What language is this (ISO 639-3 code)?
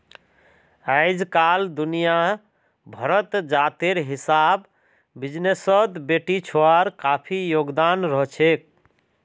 mag